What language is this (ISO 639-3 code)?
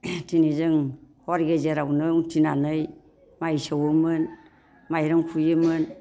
brx